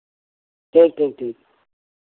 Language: Hindi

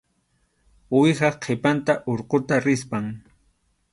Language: Arequipa-La Unión Quechua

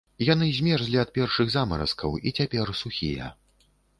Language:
Belarusian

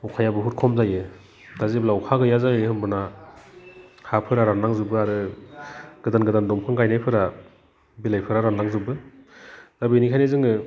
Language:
Bodo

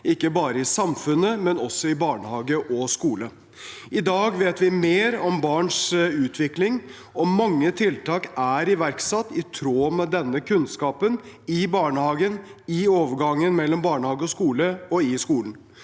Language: Norwegian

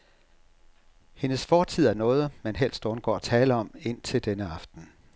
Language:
Danish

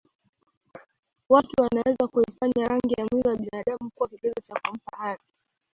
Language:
Swahili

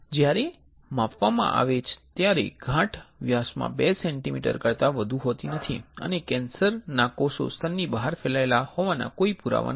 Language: Gujarati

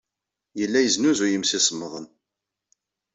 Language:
Kabyle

